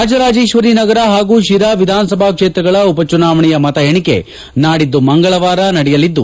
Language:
Kannada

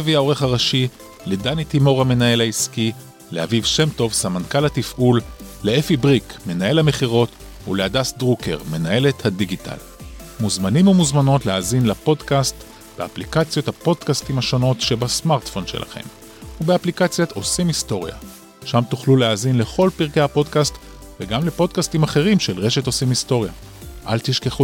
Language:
Hebrew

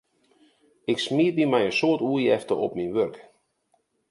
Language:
Western Frisian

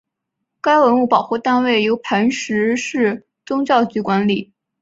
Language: Chinese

